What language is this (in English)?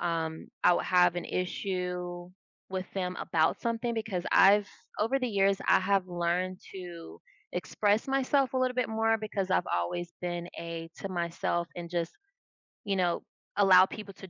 English